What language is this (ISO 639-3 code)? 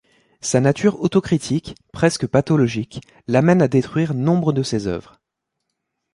fra